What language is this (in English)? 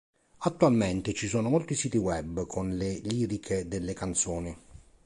Italian